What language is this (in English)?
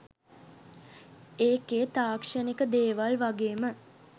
Sinhala